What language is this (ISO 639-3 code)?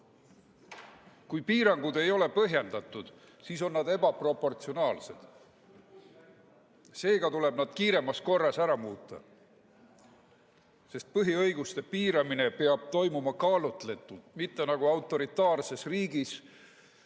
est